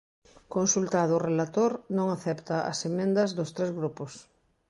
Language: Galician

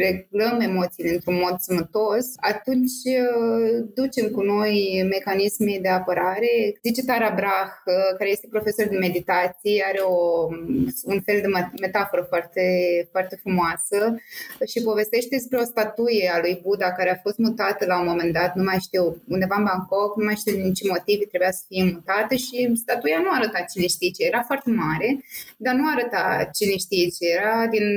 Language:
Romanian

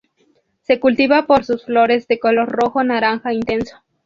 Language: Spanish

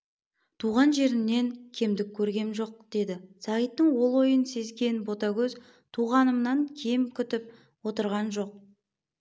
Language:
Kazakh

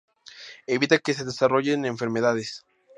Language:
Spanish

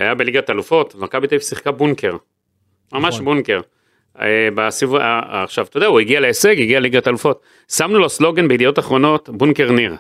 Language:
Hebrew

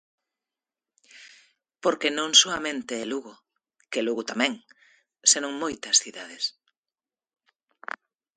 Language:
Galician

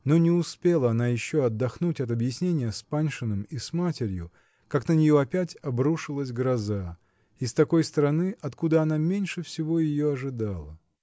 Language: Russian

